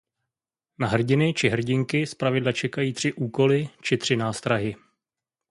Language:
Czech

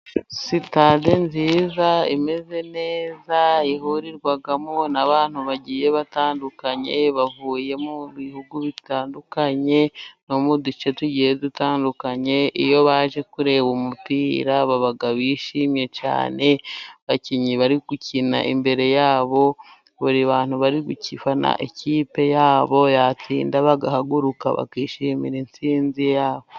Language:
Kinyarwanda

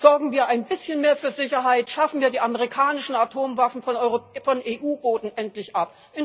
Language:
German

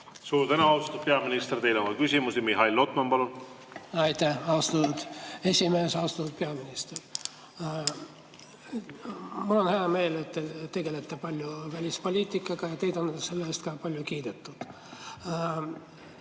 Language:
Estonian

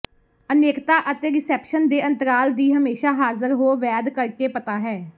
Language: Punjabi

